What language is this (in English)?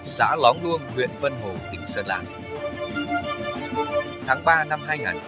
Vietnamese